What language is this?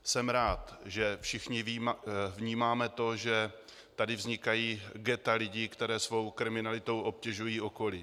Czech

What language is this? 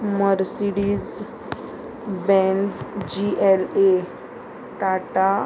Konkani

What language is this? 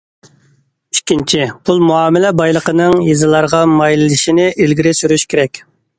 Uyghur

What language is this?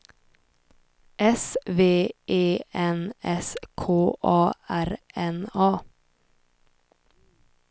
Swedish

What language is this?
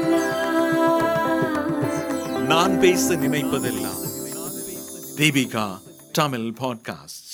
Tamil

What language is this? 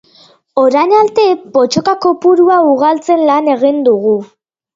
Basque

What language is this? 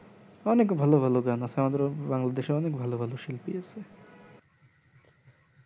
Bangla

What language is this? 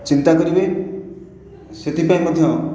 Odia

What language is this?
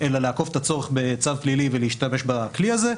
Hebrew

